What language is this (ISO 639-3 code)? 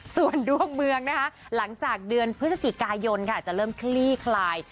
tha